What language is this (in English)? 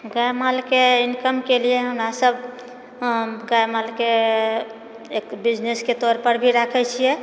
Maithili